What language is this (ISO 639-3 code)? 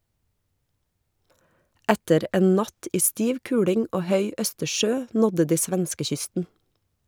nor